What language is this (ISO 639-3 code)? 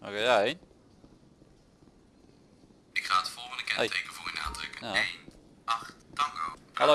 nld